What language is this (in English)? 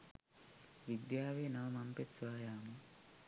Sinhala